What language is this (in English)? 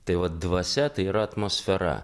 Lithuanian